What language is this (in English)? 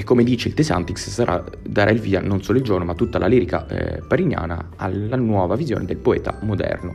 Italian